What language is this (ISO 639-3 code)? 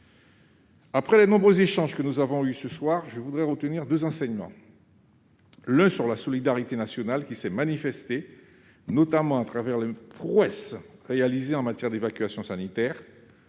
fra